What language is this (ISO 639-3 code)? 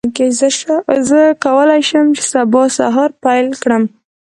pus